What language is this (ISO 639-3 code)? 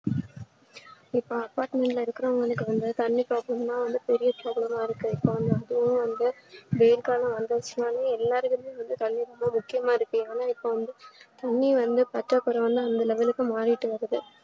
tam